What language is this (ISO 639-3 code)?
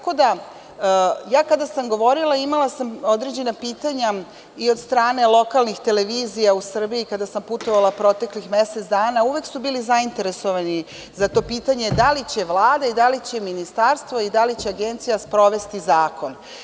srp